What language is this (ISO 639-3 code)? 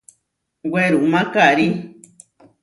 var